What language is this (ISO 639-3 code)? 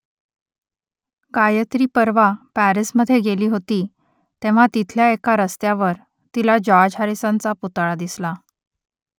mar